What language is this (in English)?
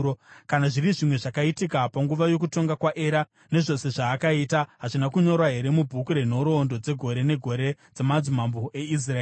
Shona